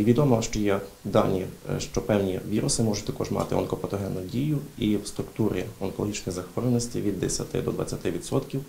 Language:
Ukrainian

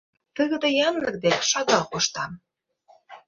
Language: Mari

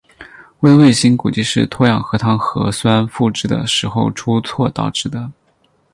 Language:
Chinese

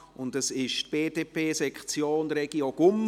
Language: Swiss German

